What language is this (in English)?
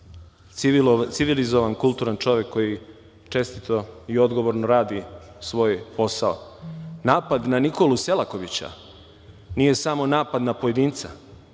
Serbian